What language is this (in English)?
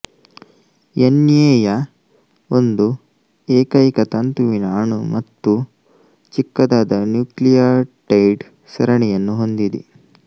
Kannada